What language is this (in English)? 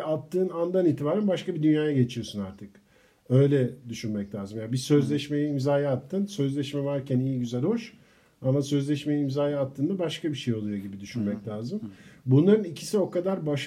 Turkish